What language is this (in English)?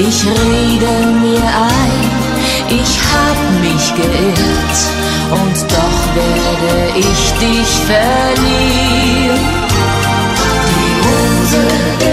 Vietnamese